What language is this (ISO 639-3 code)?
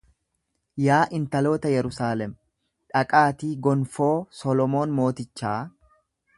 orm